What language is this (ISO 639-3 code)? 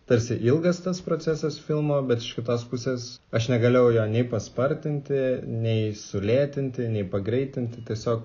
lit